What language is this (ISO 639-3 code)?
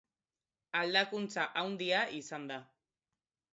eus